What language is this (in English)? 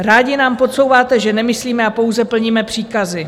Czech